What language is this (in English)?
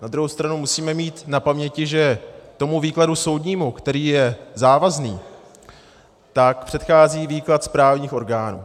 Czech